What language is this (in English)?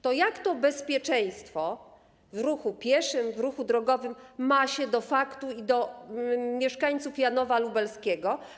Polish